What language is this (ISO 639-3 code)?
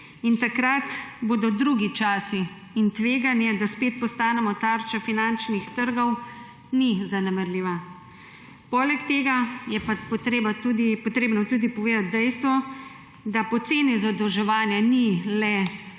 slv